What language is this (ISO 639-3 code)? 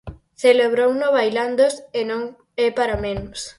glg